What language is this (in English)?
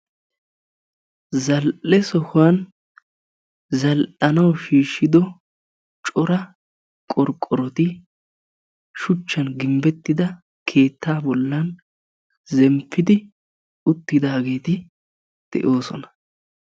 Wolaytta